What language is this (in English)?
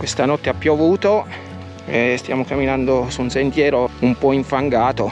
Italian